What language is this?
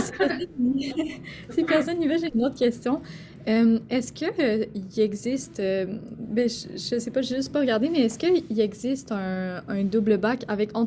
French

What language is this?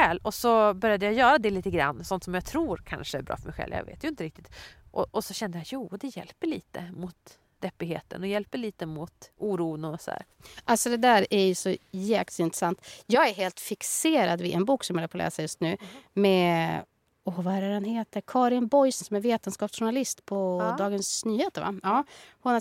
Swedish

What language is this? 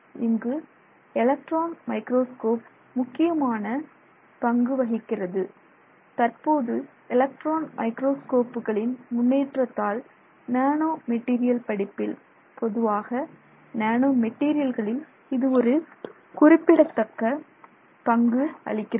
Tamil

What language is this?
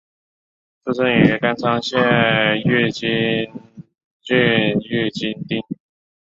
Chinese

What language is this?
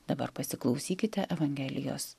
Lithuanian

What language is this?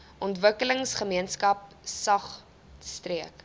Afrikaans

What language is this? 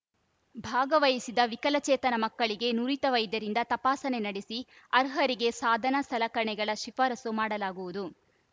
Kannada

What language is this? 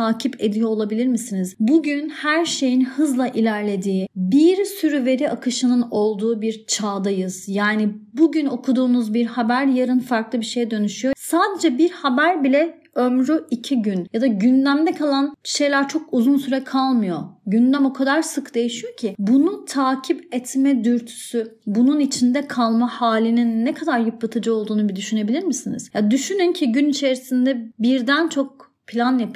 Turkish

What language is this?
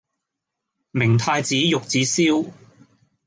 Cantonese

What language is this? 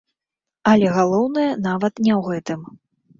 Belarusian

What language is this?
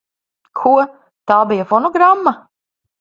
Latvian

